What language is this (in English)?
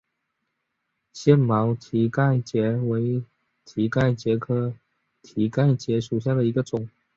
Chinese